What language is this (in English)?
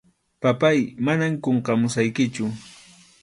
Arequipa-La Unión Quechua